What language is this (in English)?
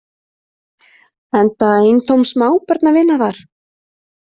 Icelandic